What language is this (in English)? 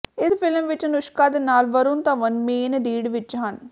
Punjabi